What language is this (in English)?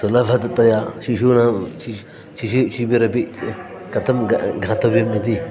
Sanskrit